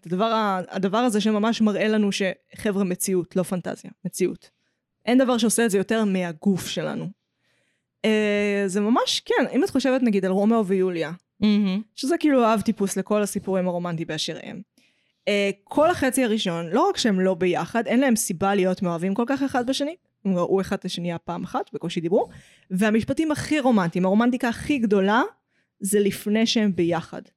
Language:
Hebrew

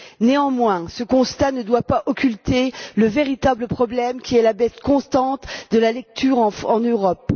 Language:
French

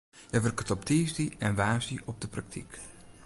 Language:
Western Frisian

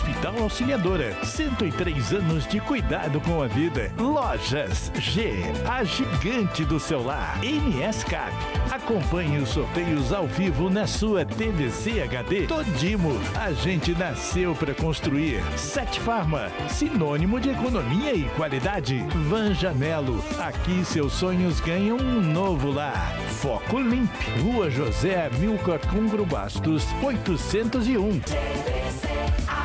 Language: Portuguese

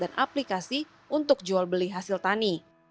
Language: Indonesian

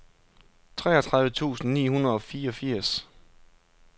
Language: Danish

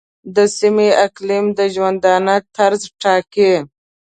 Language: Pashto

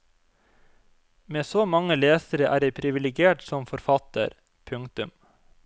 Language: Norwegian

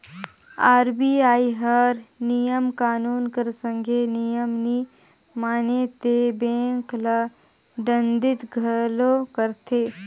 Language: Chhattisgarhi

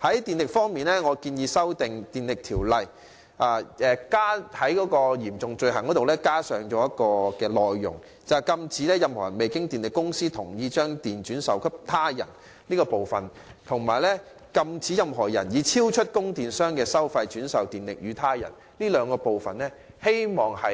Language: Cantonese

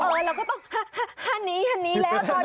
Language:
Thai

